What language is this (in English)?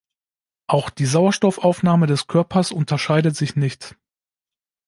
German